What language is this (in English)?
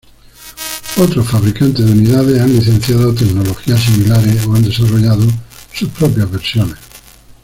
Spanish